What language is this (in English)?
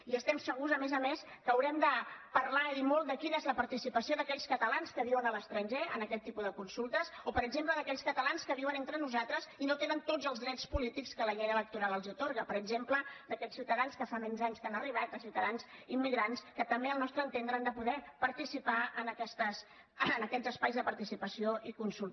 Catalan